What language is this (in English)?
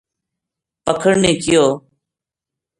Gujari